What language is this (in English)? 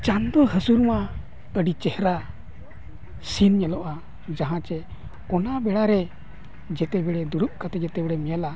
Santali